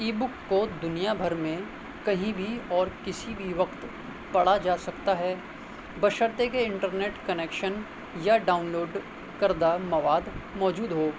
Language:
Urdu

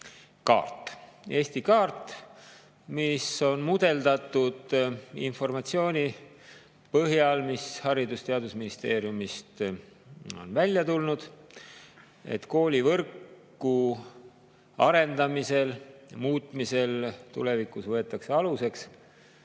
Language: Estonian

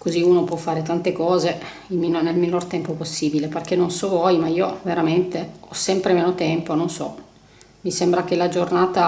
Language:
Italian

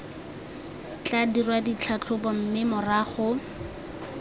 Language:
Tswana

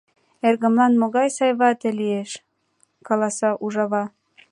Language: Mari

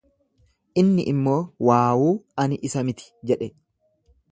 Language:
Oromo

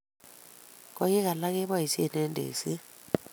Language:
Kalenjin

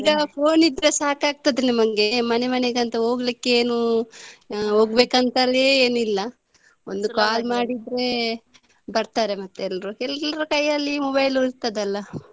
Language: Kannada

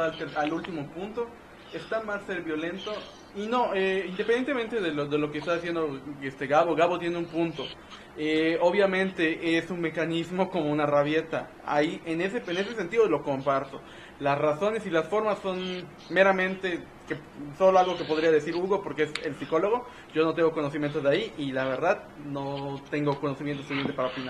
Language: Spanish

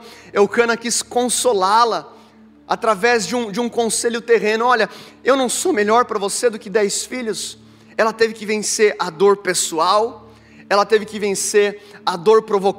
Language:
Portuguese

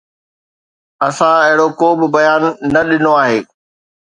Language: Sindhi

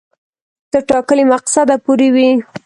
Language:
Pashto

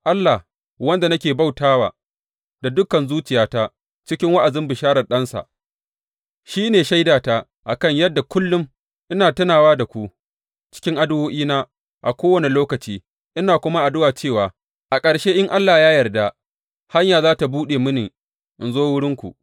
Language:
Hausa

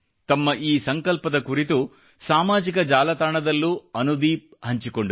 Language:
Kannada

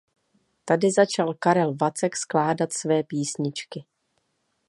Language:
Czech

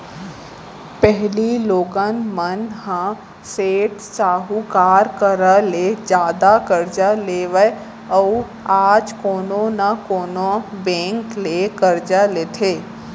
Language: Chhattisgarhi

